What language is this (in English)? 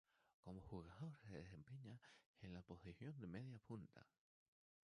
Spanish